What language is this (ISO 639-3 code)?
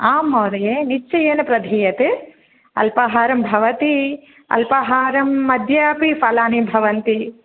san